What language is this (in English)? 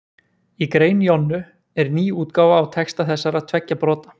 Icelandic